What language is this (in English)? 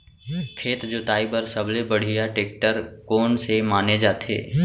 Chhattisgarhi